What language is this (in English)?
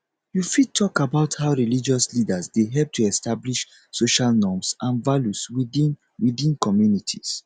Nigerian Pidgin